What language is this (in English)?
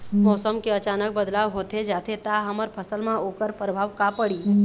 Chhattisgarhi